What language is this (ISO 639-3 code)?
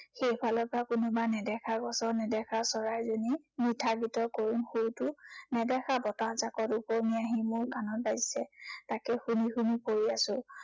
asm